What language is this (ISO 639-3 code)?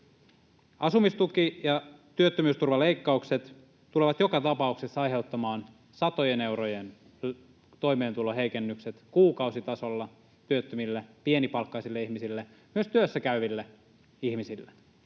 fin